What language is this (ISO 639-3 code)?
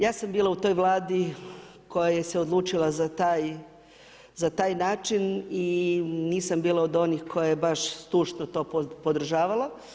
hrv